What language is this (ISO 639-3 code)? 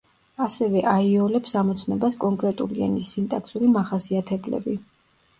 kat